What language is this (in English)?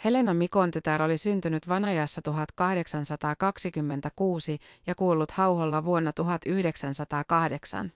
Finnish